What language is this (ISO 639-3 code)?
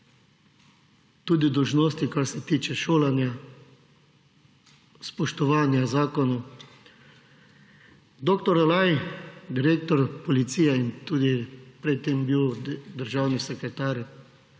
slv